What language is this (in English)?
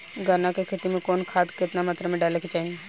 Bhojpuri